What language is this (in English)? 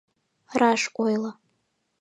Mari